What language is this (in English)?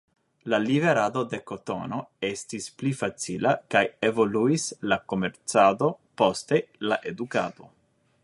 Esperanto